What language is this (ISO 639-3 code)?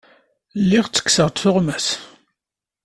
kab